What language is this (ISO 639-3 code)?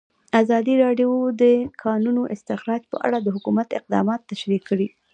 pus